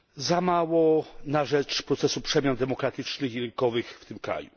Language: Polish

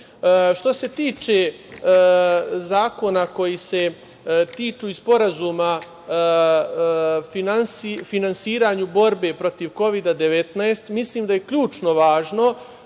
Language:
Serbian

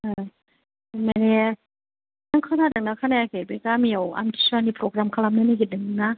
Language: Bodo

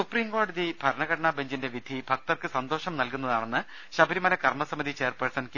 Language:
Malayalam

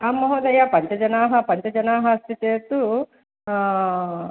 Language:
Sanskrit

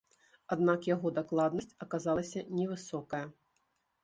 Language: Belarusian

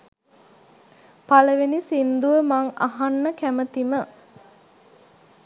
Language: Sinhala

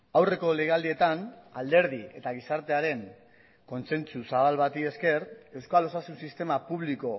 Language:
Basque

